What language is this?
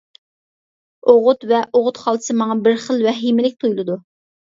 Uyghur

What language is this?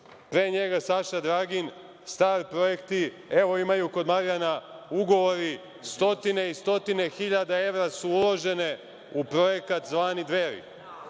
Serbian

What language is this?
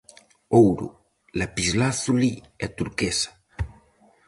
Galician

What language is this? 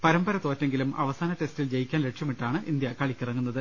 Malayalam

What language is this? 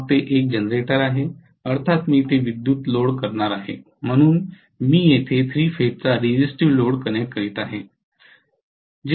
Marathi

